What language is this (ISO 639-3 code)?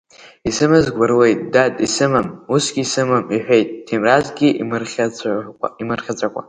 abk